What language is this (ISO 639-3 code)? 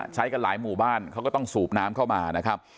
tha